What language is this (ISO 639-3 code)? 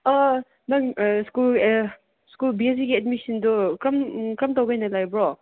mni